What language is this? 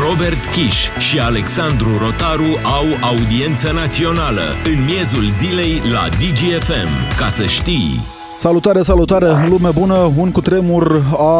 Romanian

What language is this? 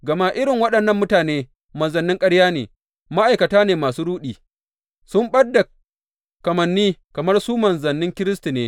Hausa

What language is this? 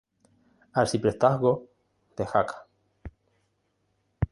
Spanish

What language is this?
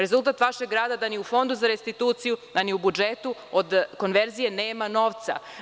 Serbian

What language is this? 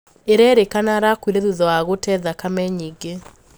Kikuyu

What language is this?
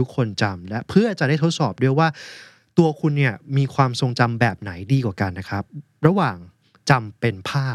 Thai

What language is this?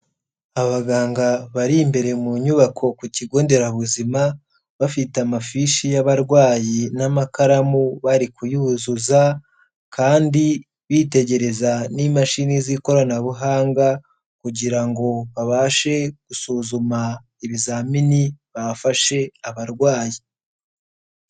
Kinyarwanda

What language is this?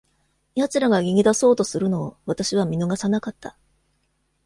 Japanese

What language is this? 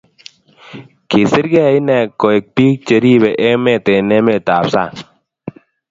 Kalenjin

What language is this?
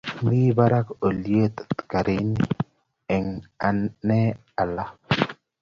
Kalenjin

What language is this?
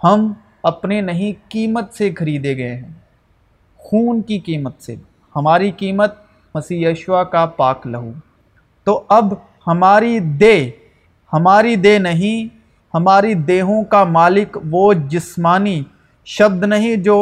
Urdu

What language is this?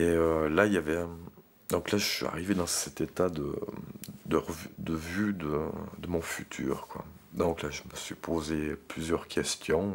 French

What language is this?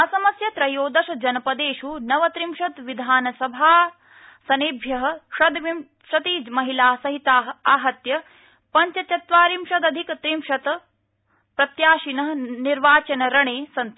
Sanskrit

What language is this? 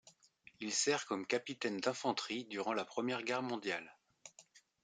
French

